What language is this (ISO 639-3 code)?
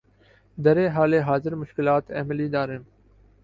urd